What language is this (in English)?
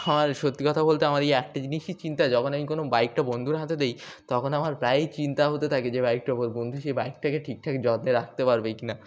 Bangla